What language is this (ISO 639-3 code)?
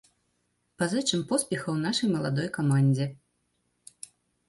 bel